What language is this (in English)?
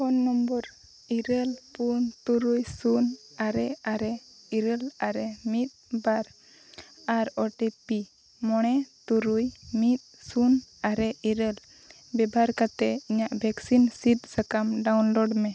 Santali